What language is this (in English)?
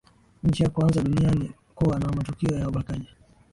Swahili